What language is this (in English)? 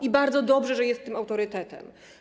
Polish